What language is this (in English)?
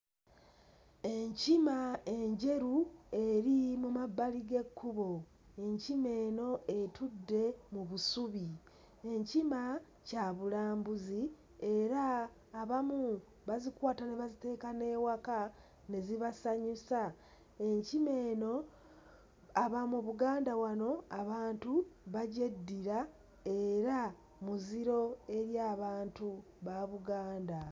Ganda